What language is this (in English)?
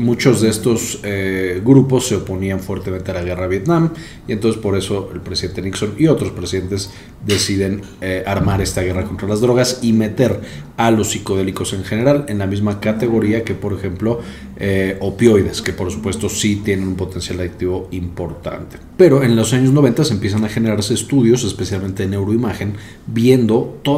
Spanish